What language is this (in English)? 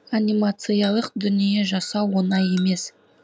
Kazakh